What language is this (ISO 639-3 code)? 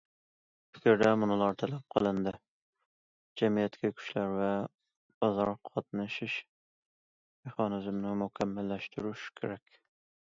uig